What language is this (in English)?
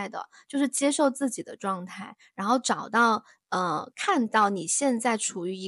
Chinese